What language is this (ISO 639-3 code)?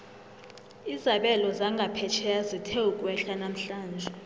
nbl